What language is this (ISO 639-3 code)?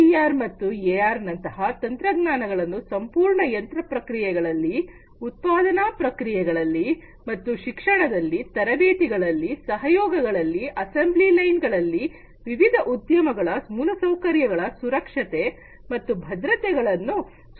kan